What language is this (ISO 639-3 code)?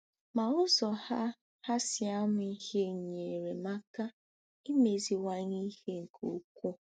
ibo